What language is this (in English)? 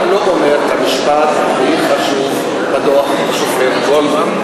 Hebrew